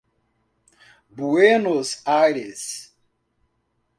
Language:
Portuguese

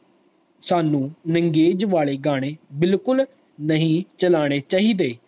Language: Punjabi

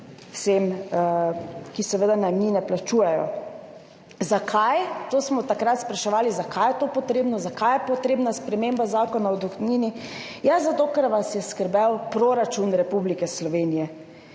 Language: Slovenian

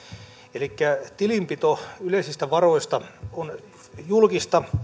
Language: Finnish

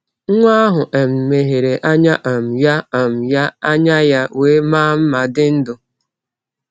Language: Igbo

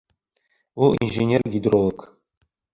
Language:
Bashkir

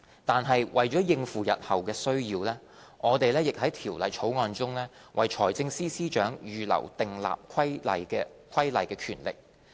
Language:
Cantonese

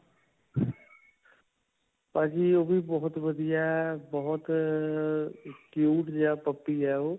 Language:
Punjabi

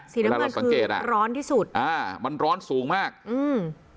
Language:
Thai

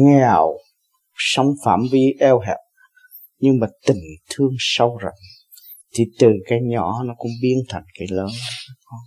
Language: Vietnamese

